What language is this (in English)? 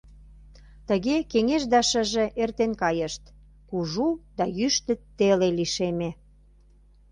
Mari